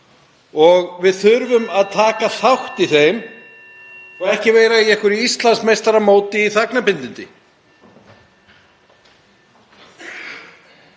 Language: Icelandic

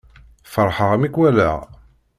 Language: Kabyle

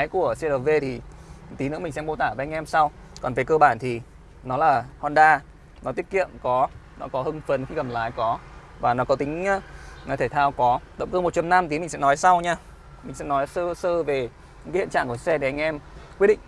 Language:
Vietnamese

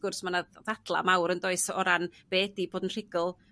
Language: Welsh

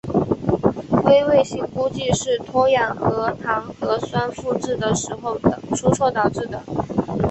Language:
Chinese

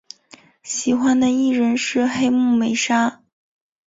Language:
Chinese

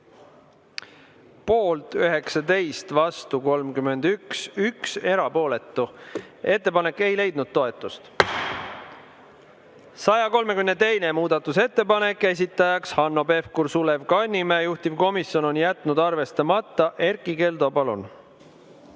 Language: Estonian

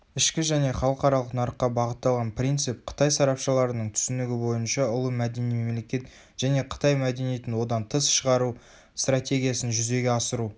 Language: Kazakh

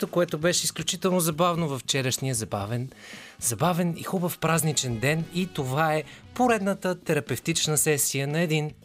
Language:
Bulgarian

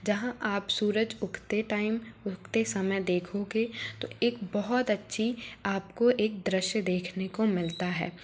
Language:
Hindi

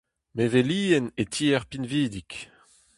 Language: Breton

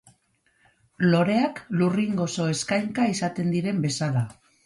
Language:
Basque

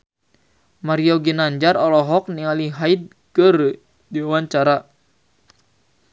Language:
Sundanese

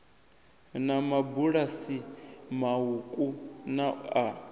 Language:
Venda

